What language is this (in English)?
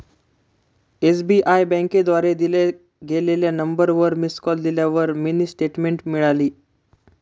Marathi